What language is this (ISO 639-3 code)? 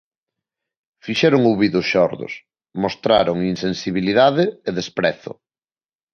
glg